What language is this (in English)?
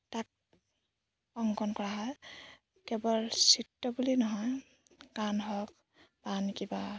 Assamese